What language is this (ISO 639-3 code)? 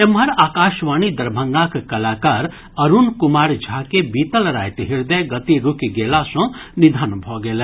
mai